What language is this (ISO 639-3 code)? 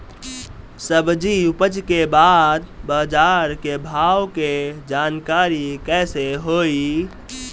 bho